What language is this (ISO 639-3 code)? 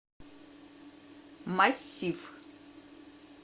rus